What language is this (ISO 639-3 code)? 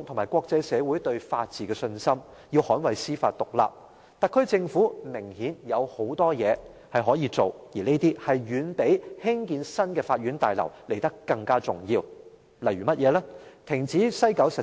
yue